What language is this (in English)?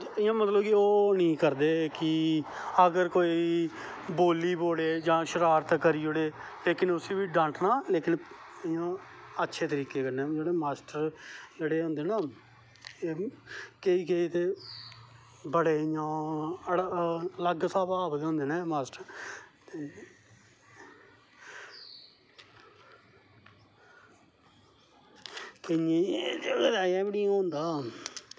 Dogri